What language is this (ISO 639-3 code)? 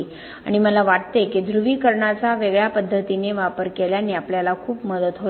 mar